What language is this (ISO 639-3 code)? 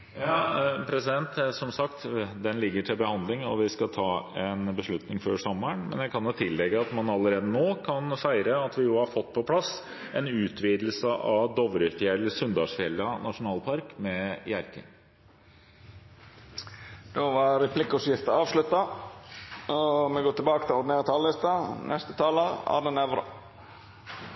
nor